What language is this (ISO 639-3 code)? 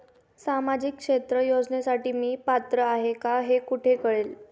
mar